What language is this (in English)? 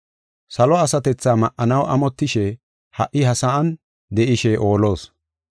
Gofa